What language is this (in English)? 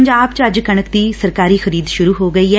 Punjabi